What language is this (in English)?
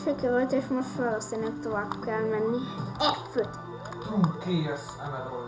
Hungarian